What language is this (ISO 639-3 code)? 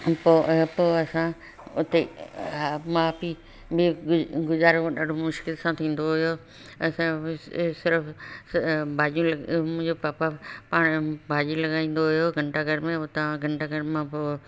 snd